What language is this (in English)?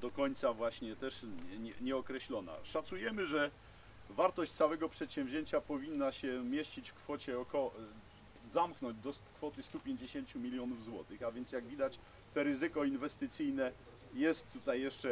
Polish